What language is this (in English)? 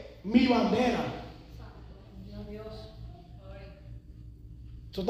Spanish